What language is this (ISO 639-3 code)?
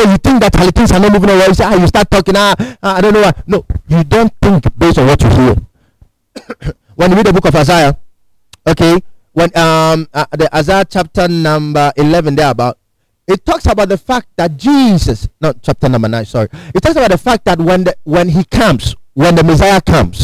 eng